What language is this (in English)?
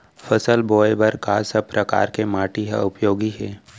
Chhattisgarhi